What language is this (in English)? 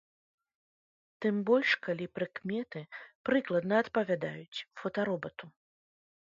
Belarusian